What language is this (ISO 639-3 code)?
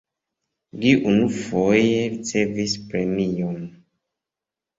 epo